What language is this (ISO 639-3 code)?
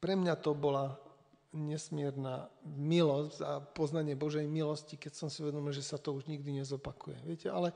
slk